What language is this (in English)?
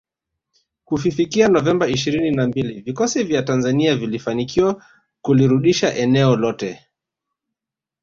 Swahili